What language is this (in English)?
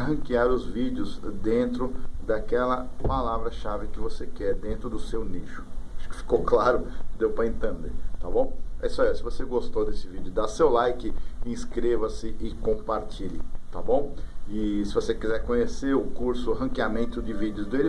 Portuguese